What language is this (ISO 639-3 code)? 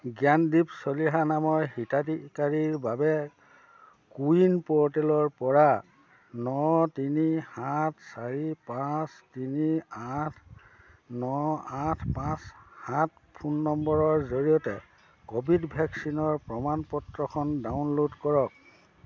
asm